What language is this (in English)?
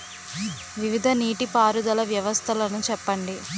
Telugu